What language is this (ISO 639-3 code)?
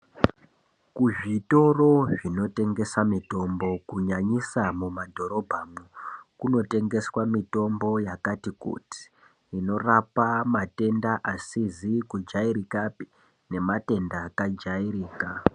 ndc